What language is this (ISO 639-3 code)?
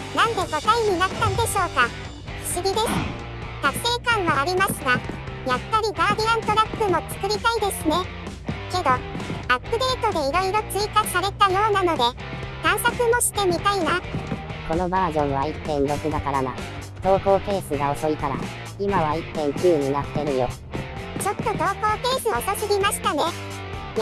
jpn